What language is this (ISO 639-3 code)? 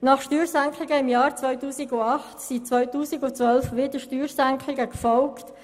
gsw